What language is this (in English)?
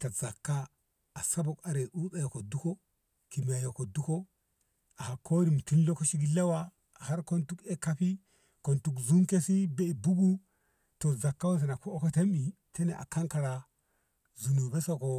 Ngamo